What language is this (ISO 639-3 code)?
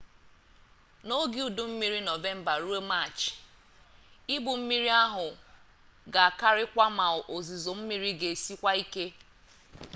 ibo